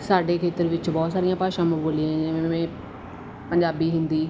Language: Punjabi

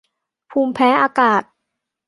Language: Thai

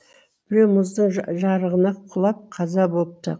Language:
Kazakh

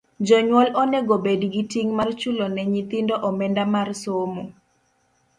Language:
Luo (Kenya and Tanzania)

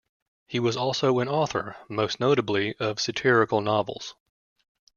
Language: English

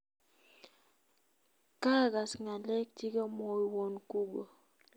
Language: Kalenjin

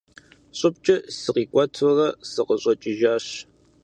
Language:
Kabardian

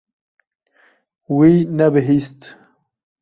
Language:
Kurdish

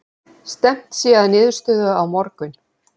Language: Icelandic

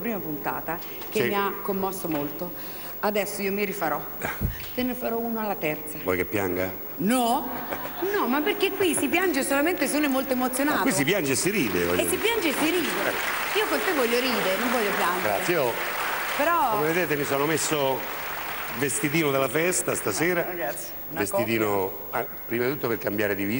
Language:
Italian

